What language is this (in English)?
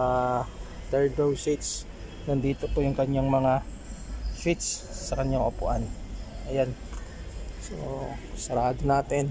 Filipino